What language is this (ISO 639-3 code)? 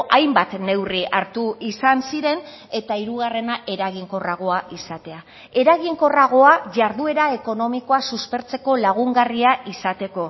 eus